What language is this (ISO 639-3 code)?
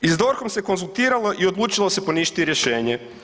hrv